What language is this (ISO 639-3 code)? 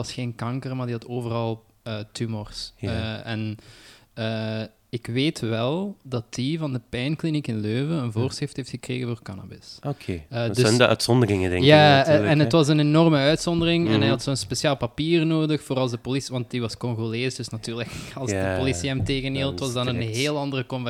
nld